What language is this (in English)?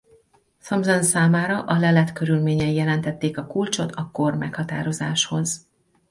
Hungarian